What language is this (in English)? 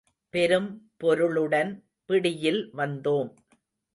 Tamil